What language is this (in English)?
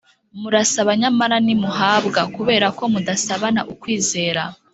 Kinyarwanda